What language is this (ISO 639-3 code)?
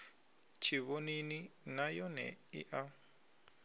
ven